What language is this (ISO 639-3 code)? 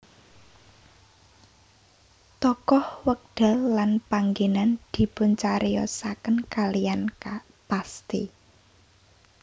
jav